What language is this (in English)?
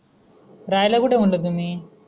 Marathi